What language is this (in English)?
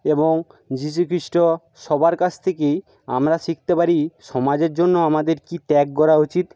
Bangla